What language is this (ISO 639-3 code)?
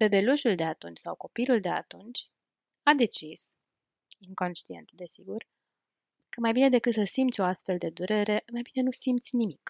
ron